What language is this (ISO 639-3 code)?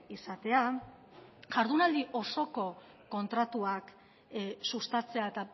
eus